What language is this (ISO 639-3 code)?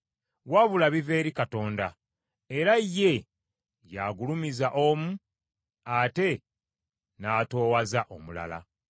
lug